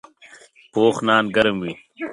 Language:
Pashto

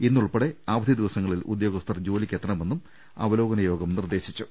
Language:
Malayalam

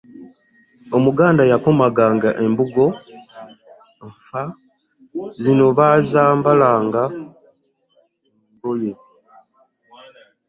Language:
Ganda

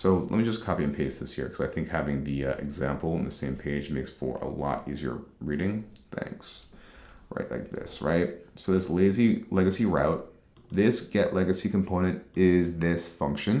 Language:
English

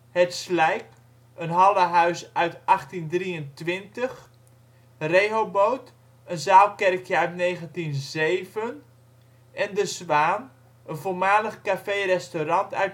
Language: Dutch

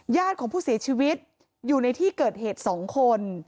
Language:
Thai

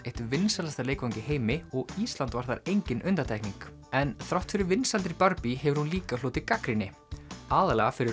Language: Icelandic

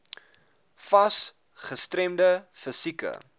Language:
Afrikaans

